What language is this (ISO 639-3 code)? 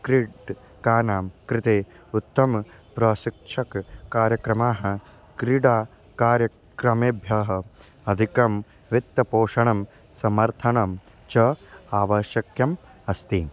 san